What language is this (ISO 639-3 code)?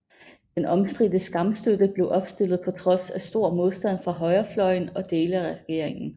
dan